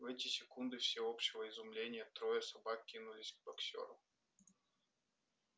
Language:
Russian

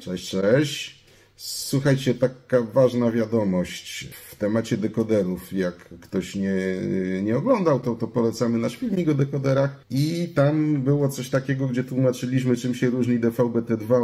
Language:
Polish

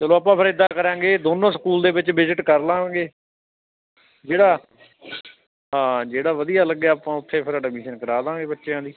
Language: Punjabi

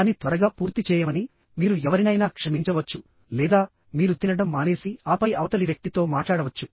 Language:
Telugu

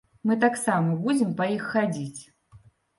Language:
Belarusian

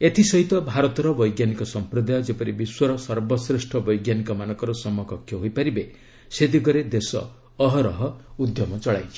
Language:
Odia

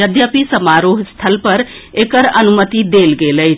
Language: Maithili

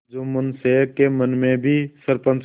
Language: Hindi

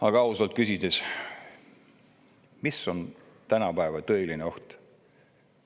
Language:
Estonian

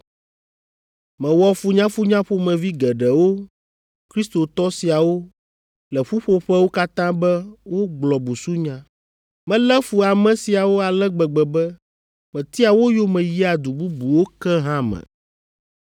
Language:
Ewe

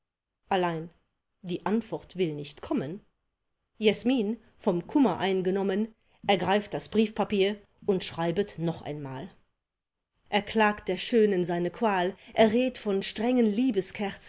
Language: German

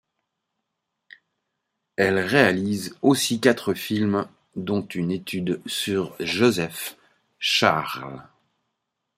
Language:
French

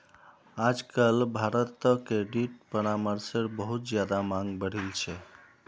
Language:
Magahi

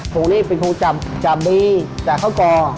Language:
Thai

